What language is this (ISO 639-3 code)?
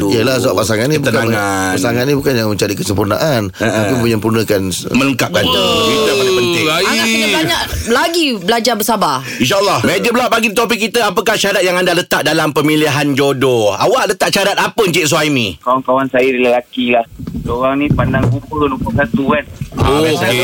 msa